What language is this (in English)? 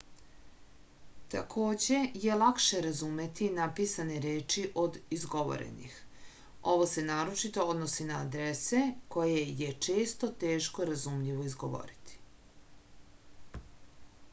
Serbian